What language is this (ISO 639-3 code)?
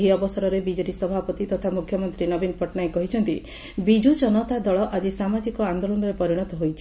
ori